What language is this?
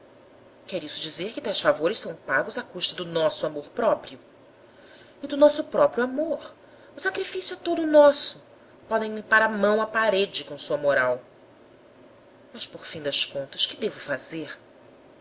Portuguese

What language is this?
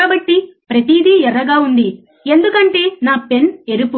Telugu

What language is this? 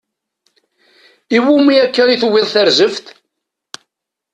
Kabyle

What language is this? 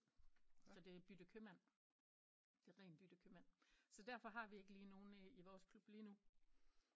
Danish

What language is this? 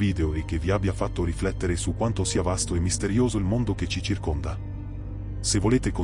Italian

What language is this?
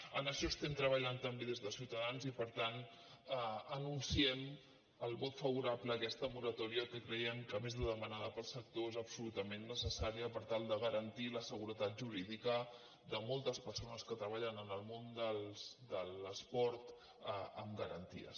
Catalan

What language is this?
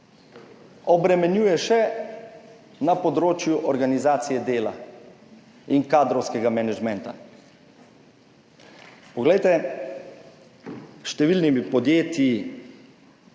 Slovenian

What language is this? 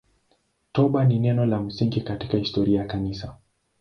Swahili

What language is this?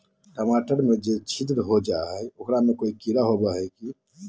Magahi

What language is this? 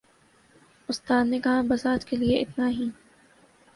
Urdu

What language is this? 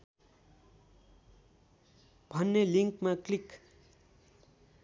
Nepali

